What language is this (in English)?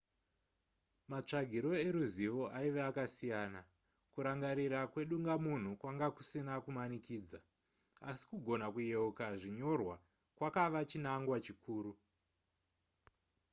Shona